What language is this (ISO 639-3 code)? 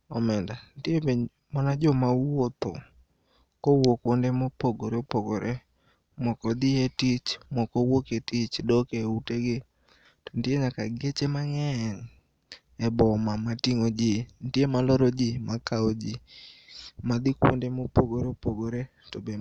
luo